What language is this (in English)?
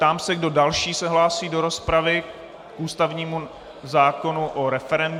Czech